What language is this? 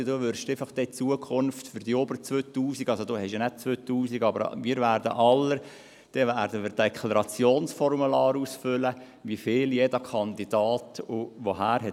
Swiss German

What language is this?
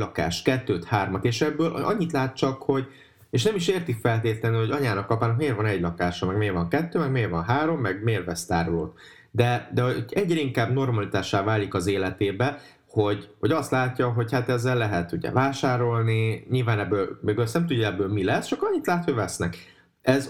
Hungarian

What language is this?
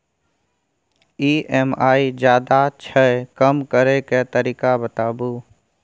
Maithili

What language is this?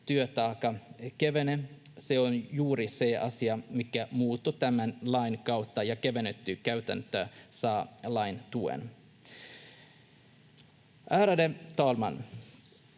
Finnish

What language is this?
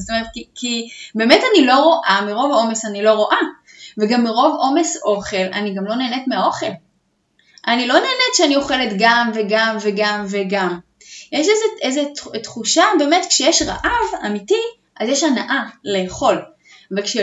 Hebrew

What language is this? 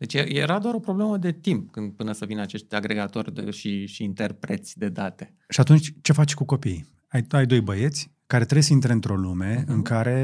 Romanian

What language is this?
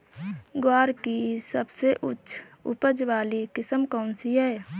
Hindi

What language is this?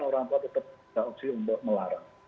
Indonesian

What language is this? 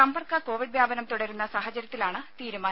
Malayalam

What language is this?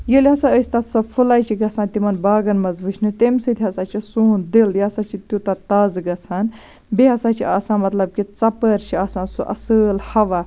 Kashmiri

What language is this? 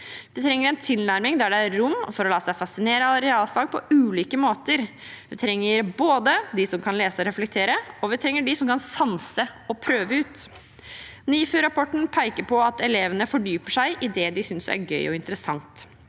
Norwegian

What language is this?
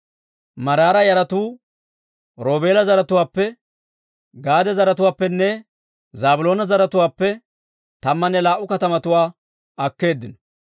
Dawro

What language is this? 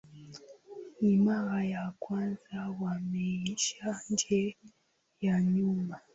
Swahili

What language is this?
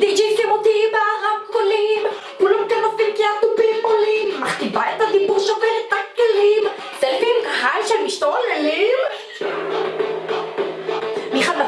Hebrew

